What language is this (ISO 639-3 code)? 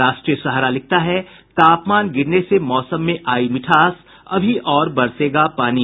hin